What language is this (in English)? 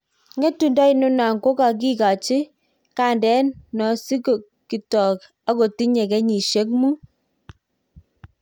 Kalenjin